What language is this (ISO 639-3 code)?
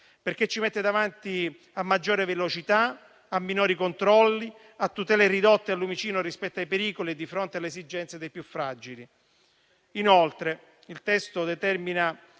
ita